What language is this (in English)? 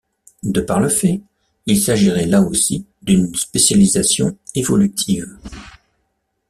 French